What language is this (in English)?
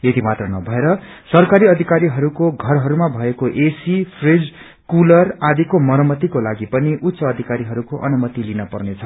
Nepali